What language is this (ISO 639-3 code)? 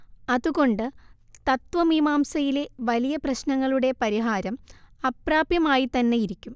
mal